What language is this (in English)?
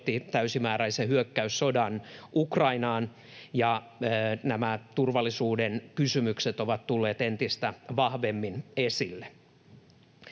Finnish